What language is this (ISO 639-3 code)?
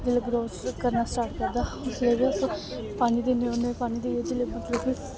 doi